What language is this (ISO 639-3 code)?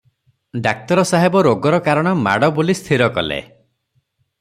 ori